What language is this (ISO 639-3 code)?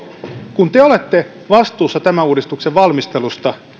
fin